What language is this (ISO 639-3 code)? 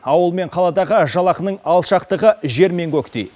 kaz